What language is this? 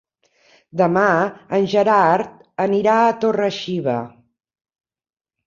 Catalan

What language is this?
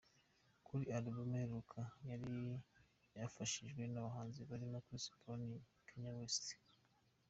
Kinyarwanda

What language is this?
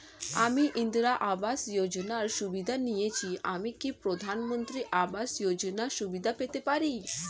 Bangla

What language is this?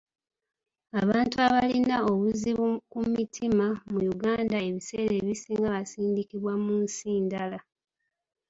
Ganda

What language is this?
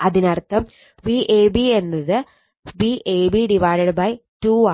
Malayalam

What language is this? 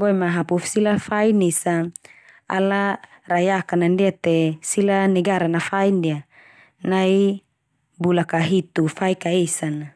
Termanu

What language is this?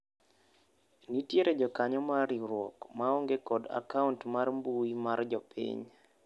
Luo (Kenya and Tanzania)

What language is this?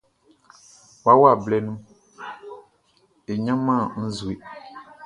Baoulé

